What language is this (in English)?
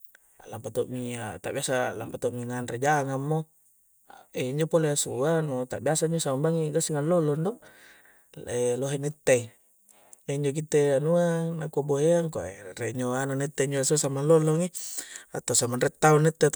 Coastal Konjo